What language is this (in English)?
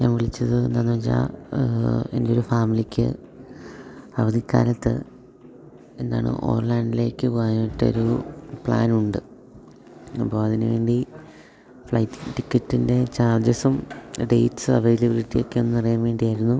Malayalam